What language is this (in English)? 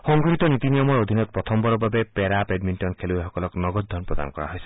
Assamese